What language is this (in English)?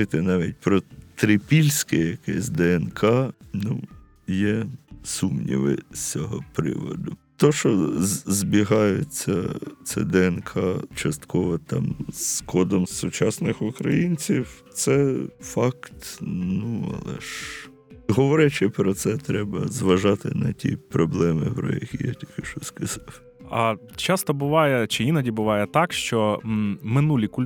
Ukrainian